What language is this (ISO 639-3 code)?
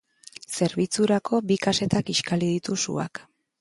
eus